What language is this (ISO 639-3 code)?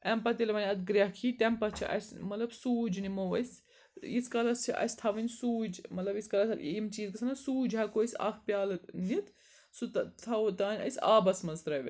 kas